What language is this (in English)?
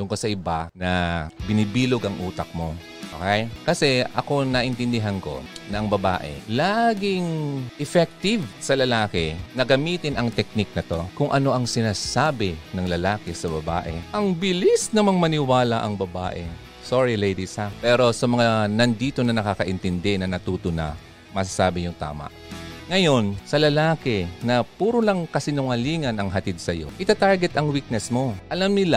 Filipino